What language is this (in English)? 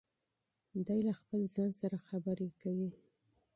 Pashto